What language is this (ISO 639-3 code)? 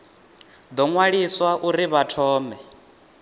ven